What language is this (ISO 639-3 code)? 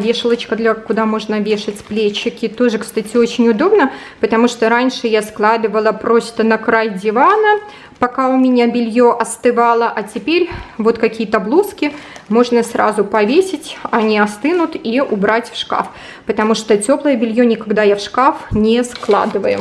rus